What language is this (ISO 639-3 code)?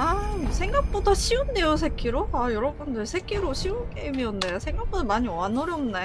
kor